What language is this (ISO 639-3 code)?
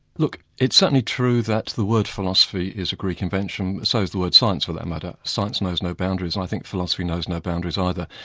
eng